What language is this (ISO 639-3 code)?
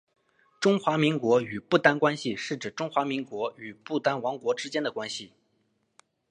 zho